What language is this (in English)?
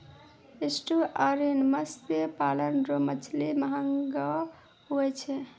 Maithili